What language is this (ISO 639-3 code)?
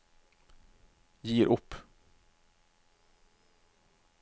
nor